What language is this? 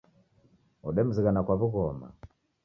Taita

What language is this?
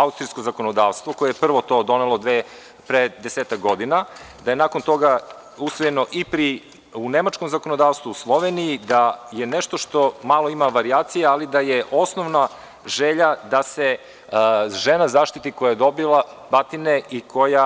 Serbian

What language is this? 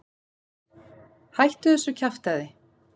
Icelandic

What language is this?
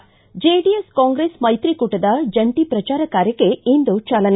Kannada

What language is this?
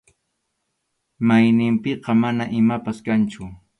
Arequipa-La Unión Quechua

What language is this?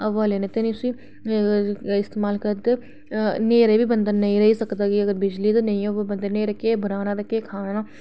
Dogri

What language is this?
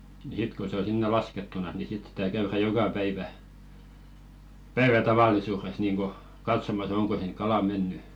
Finnish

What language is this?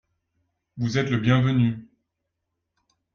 French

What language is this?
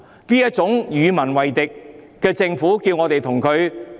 Cantonese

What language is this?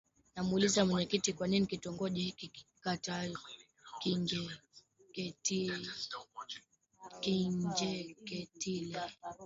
Swahili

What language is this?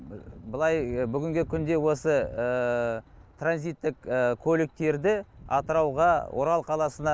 Kazakh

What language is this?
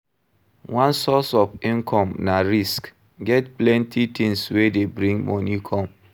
Nigerian Pidgin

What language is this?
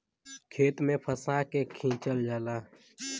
Bhojpuri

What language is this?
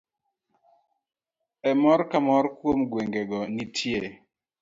Luo (Kenya and Tanzania)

